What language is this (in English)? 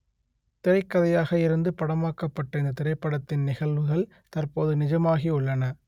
Tamil